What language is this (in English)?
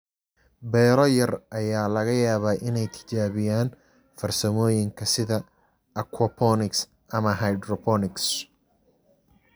Somali